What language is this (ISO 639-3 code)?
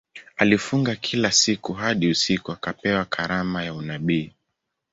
swa